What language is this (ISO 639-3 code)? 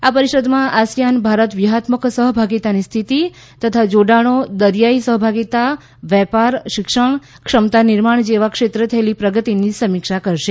guj